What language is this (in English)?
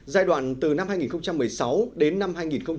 Vietnamese